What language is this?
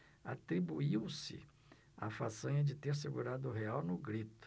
Portuguese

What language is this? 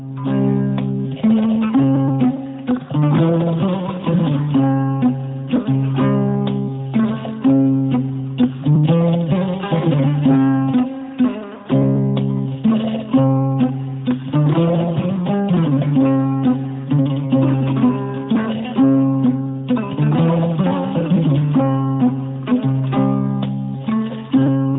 Fula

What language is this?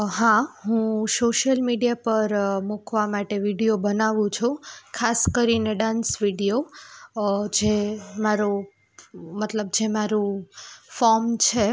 Gujarati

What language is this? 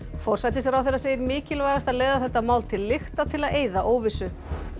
Icelandic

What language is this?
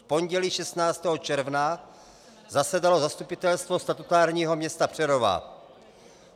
Czech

